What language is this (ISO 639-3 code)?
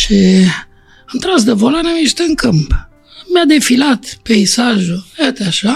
ron